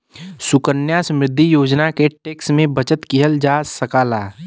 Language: Bhojpuri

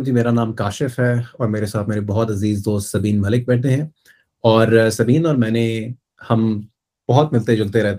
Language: Urdu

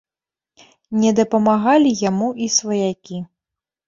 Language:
Belarusian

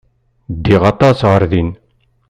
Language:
Kabyle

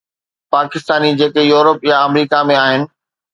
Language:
Sindhi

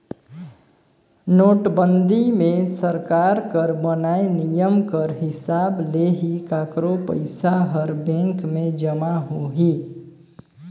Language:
Chhattisgarhi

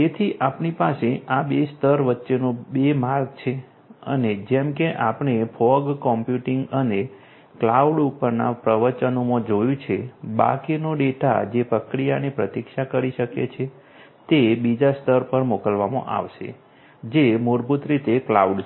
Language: Gujarati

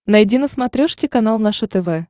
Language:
Russian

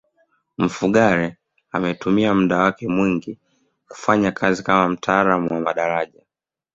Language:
Swahili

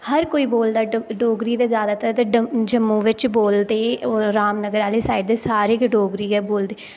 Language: Dogri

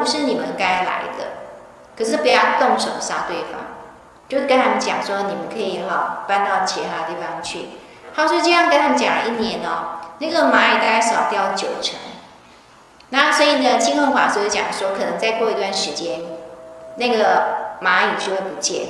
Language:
Chinese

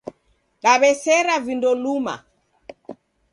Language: Taita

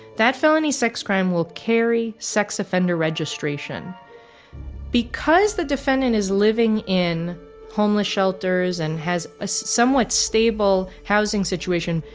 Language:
English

